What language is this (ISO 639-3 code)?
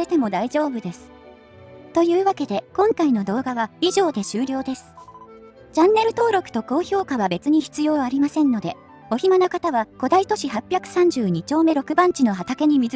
jpn